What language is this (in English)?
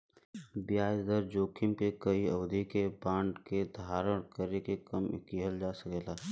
Bhojpuri